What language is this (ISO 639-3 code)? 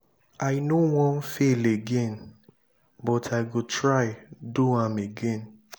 pcm